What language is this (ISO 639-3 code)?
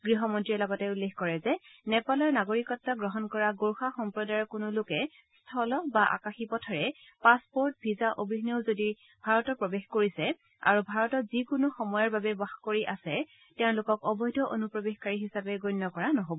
asm